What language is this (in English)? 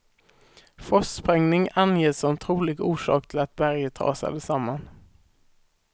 Swedish